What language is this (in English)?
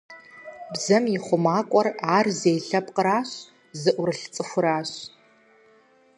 Kabardian